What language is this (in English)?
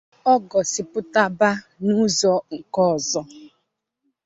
Igbo